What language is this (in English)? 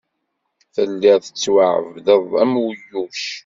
Kabyle